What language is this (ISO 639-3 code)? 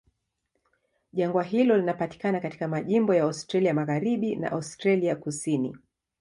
swa